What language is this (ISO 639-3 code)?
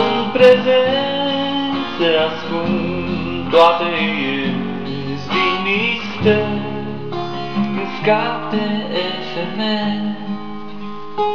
ron